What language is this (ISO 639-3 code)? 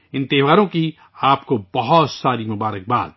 urd